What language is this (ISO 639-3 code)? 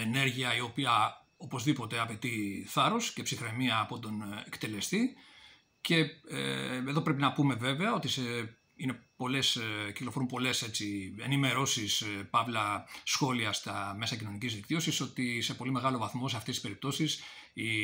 ell